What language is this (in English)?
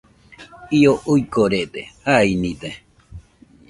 Nüpode Huitoto